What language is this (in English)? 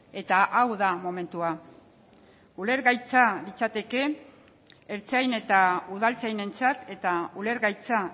Basque